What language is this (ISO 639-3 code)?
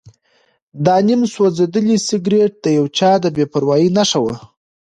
pus